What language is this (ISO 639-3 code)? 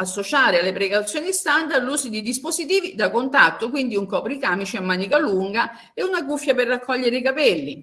ita